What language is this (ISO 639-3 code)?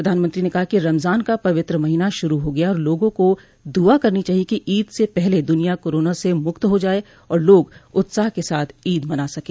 hin